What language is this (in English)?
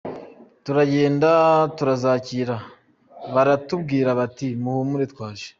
Kinyarwanda